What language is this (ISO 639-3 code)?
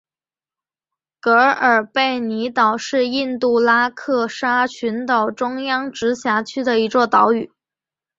zho